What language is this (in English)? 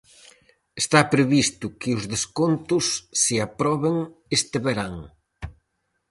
Galician